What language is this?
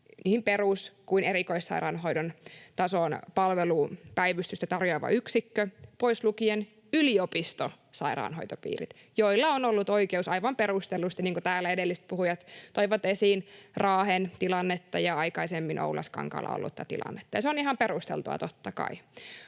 Finnish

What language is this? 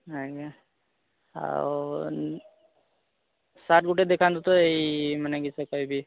Odia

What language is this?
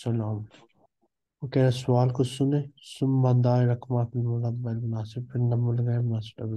Arabic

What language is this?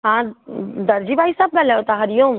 Sindhi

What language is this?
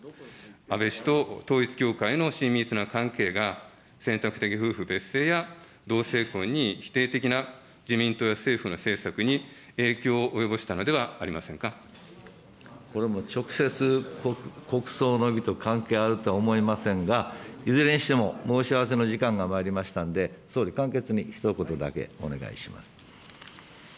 Japanese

